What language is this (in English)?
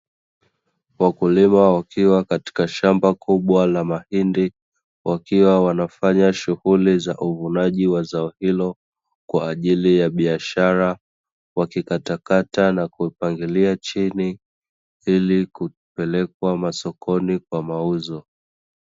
Swahili